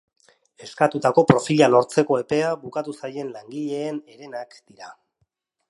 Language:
Basque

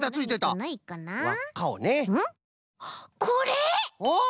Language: Japanese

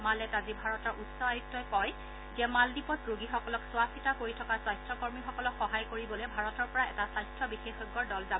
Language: Assamese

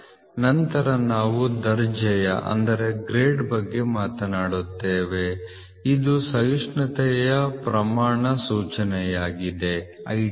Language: Kannada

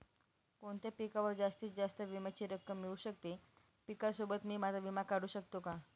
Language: Marathi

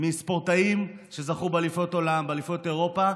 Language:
Hebrew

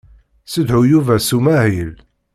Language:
Kabyle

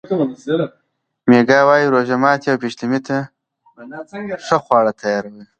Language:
Pashto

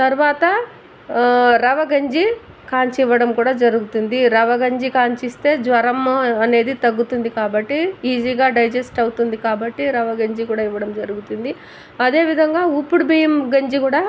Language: Telugu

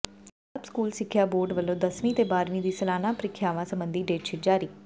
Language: Punjabi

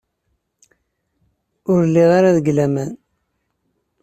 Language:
Kabyle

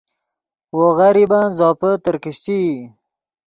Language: Yidgha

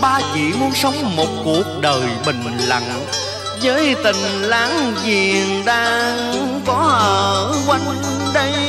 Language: Vietnamese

